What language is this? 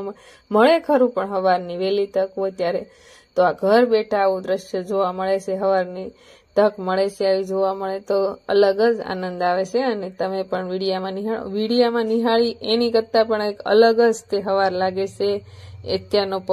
Gujarati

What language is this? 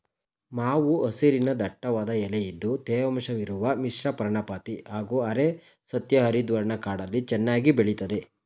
Kannada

